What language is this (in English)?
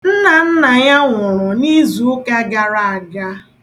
Igbo